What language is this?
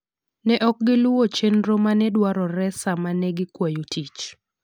Luo (Kenya and Tanzania)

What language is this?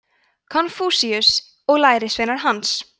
Icelandic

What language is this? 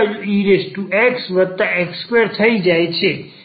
Gujarati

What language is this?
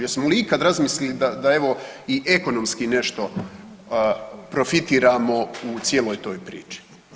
Croatian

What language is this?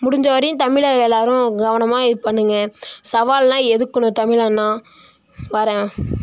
Tamil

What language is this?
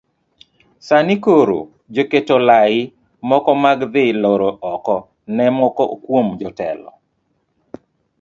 Luo (Kenya and Tanzania)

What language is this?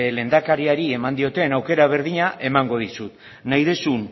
Basque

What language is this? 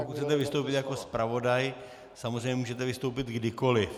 Czech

